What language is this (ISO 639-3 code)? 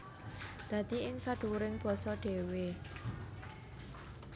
jav